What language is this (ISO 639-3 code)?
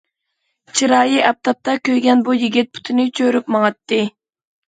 uig